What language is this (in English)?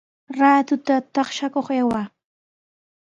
Sihuas Ancash Quechua